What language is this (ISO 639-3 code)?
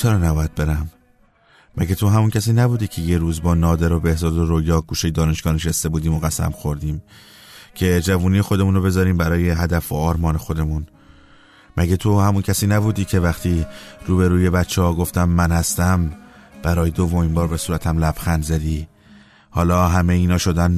fas